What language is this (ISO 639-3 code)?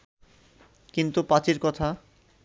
ben